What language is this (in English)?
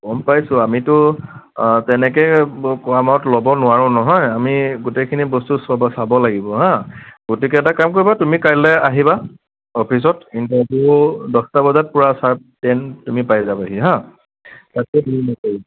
Assamese